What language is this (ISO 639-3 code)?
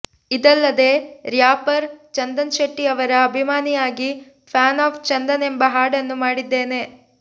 kan